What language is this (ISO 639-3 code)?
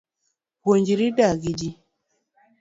luo